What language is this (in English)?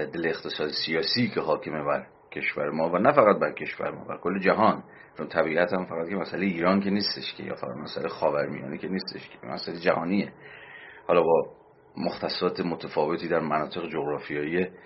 Persian